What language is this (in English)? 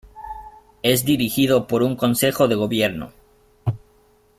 Spanish